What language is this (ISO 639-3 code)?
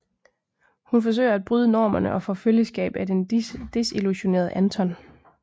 dan